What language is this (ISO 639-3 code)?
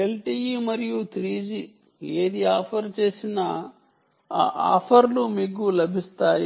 tel